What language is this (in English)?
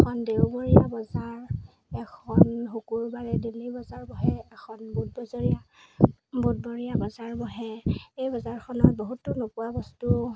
Assamese